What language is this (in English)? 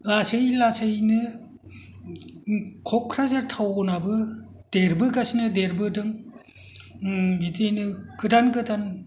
Bodo